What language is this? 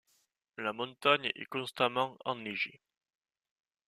French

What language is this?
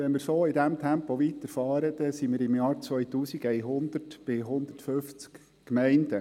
Swiss German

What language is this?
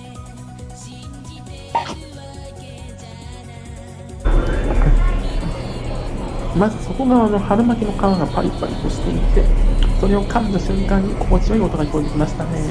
Japanese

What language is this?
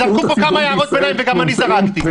Hebrew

